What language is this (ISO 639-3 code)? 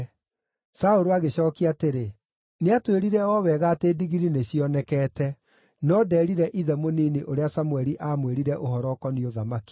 kik